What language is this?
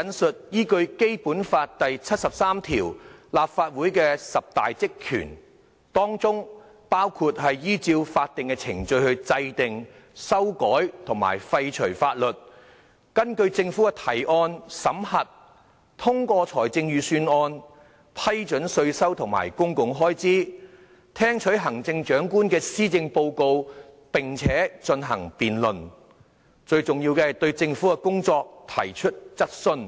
Cantonese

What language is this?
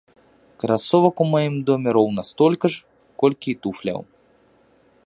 Belarusian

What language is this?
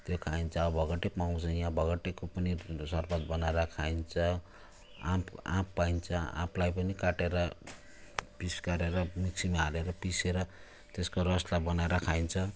Nepali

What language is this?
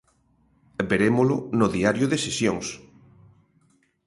Galician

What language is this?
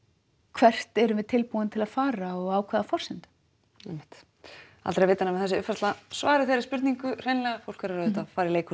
Icelandic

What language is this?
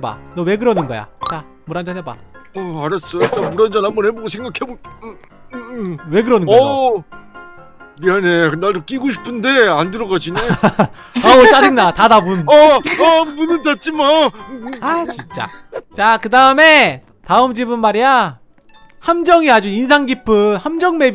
Korean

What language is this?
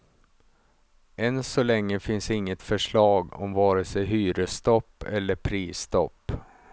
Swedish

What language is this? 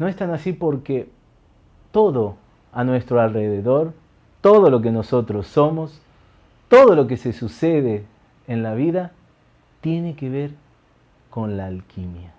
Spanish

